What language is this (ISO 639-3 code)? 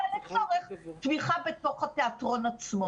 heb